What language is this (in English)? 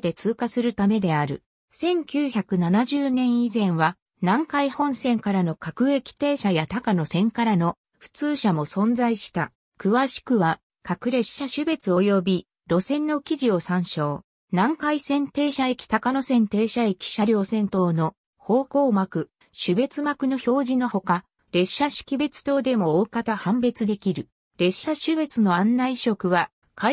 Japanese